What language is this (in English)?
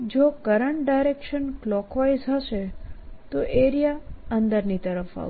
Gujarati